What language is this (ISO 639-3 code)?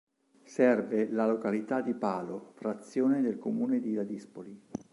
ita